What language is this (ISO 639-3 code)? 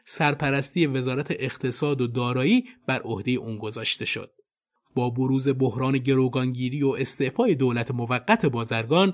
fas